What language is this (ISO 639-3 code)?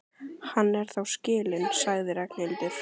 isl